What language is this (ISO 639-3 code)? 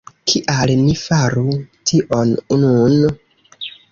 epo